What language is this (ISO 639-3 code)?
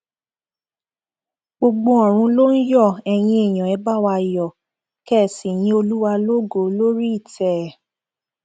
yor